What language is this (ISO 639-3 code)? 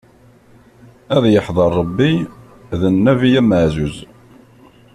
kab